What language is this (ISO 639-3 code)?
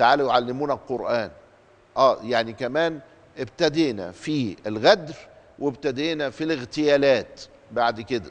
ara